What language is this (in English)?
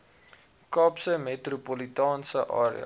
Afrikaans